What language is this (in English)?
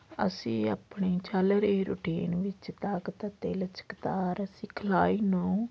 Punjabi